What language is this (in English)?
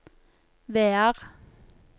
Norwegian